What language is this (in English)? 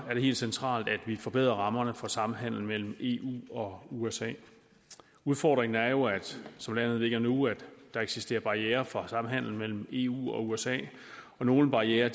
Danish